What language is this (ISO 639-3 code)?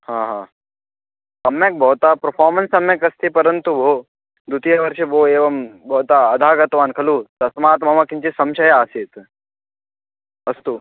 san